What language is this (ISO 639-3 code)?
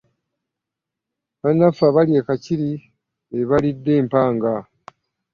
lug